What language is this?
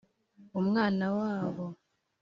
Kinyarwanda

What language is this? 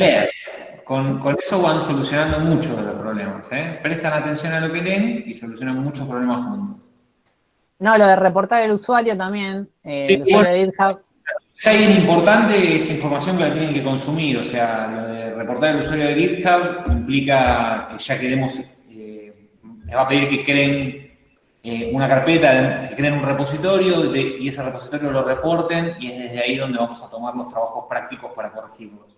Spanish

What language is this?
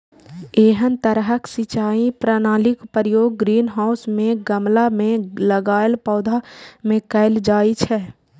Maithili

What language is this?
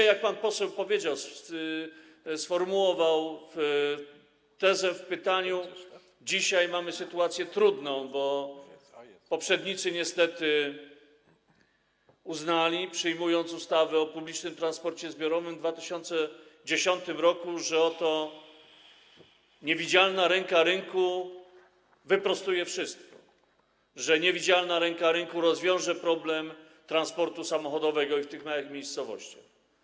Polish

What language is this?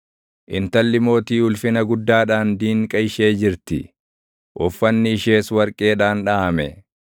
Oromo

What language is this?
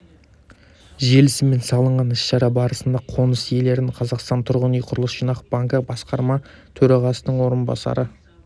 Kazakh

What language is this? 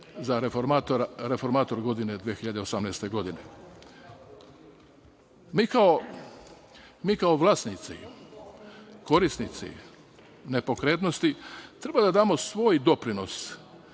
Serbian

